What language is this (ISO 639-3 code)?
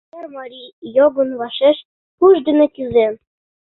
chm